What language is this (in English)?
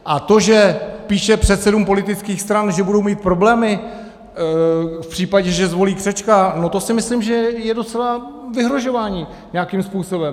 Czech